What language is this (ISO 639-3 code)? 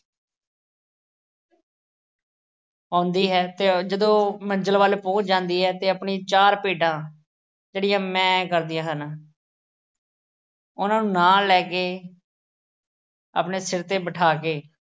pan